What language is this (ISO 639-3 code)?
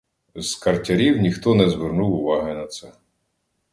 ukr